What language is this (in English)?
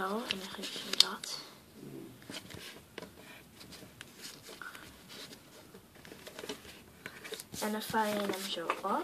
Dutch